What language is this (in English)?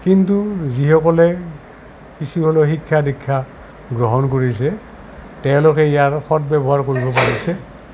Assamese